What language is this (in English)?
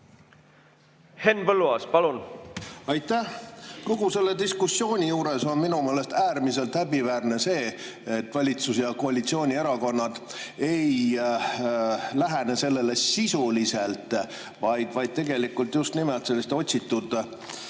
Estonian